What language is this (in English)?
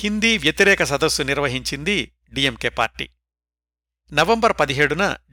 Telugu